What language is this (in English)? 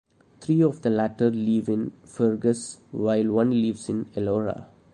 English